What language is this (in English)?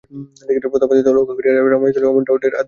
Bangla